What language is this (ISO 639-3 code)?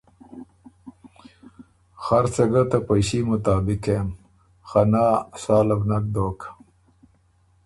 oru